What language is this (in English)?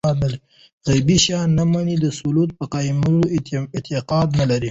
Pashto